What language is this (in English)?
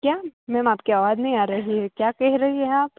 Gujarati